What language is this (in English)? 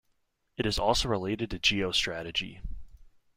English